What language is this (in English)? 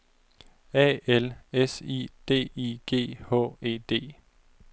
Danish